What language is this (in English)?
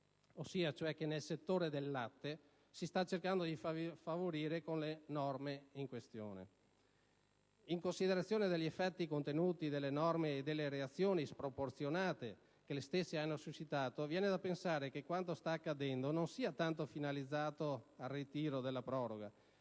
Italian